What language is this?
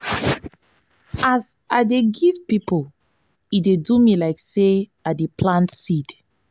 Nigerian Pidgin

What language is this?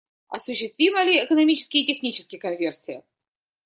Russian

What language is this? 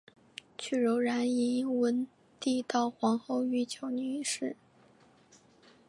Chinese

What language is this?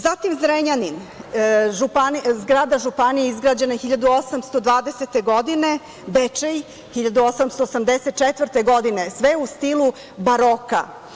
Serbian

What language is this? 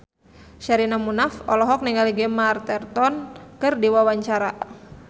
Sundanese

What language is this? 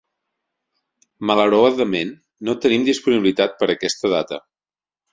Catalan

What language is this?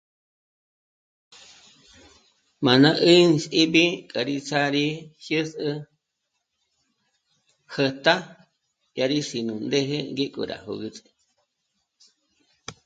Michoacán Mazahua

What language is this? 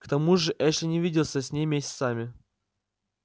Russian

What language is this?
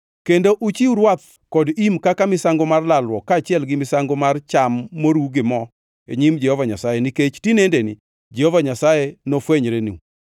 Luo (Kenya and Tanzania)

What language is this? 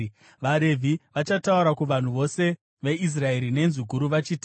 Shona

